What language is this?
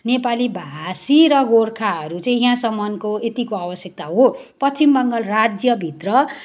Nepali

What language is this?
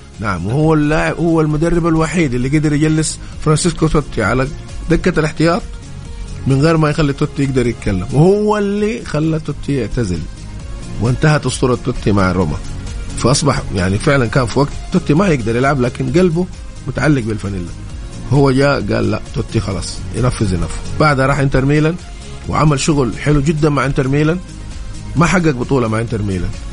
Arabic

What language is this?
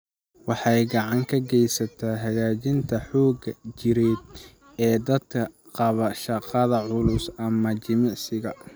Somali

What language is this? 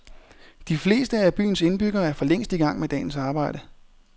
Danish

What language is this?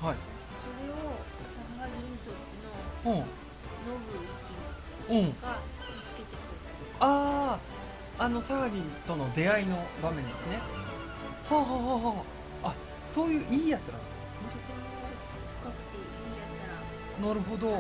Japanese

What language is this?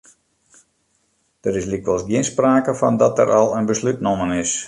Western Frisian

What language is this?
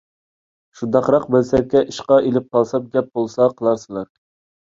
Uyghur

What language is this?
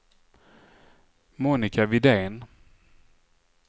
Swedish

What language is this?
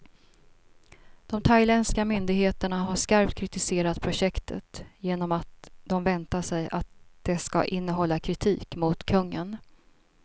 Swedish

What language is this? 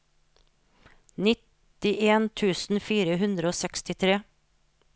Norwegian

